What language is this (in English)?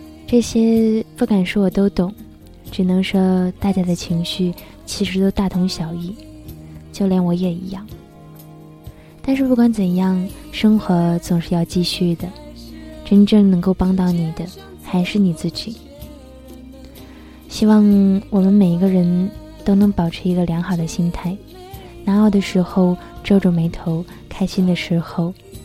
Chinese